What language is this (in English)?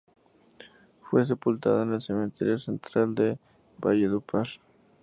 Spanish